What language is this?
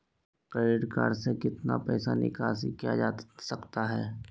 Magahi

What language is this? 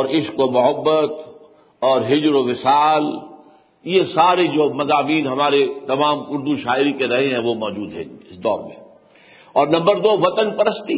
Urdu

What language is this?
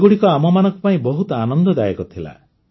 Odia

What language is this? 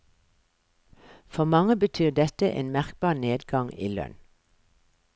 Norwegian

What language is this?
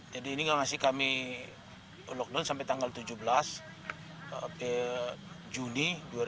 Indonesian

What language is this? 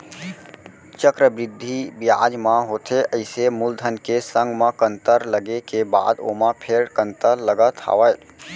Chhattisgarhi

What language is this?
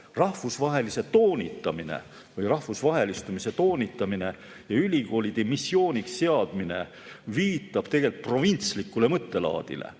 Estonian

